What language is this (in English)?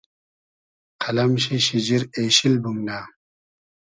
Hazaragi